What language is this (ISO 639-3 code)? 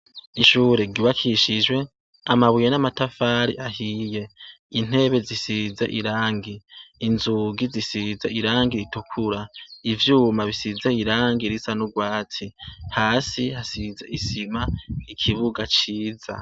run